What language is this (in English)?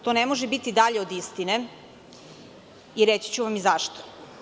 Serbian